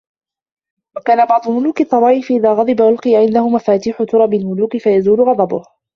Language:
Arabic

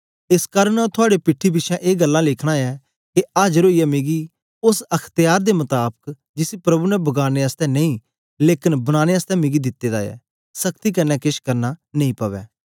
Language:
Dogri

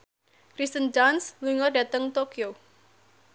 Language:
Javanese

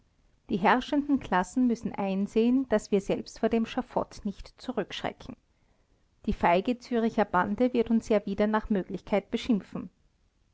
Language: German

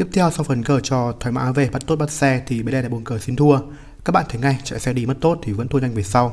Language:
Vietnamese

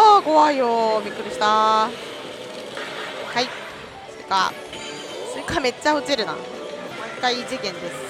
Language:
Japanese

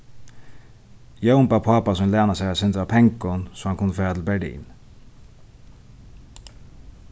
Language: Faroese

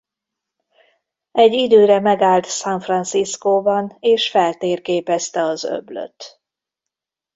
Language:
Hungarian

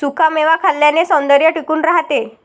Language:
Marathi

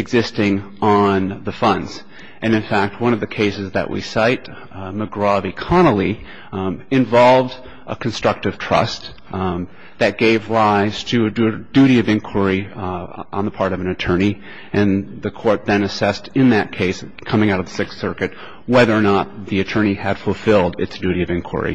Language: English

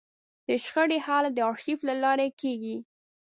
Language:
Pashto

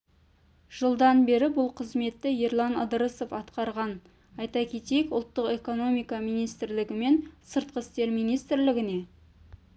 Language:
Kazakh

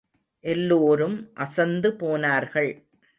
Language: Tamil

